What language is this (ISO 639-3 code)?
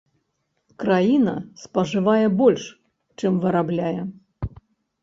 bel